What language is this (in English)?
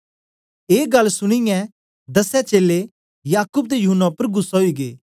Dogri